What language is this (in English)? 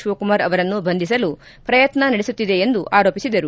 Kannada